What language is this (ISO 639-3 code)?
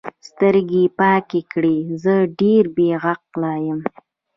pus